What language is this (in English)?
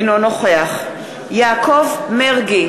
Hebrew